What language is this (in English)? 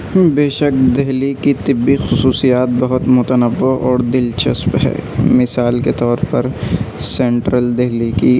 Urdu